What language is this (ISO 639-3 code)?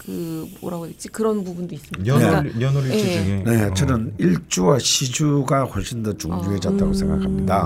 kor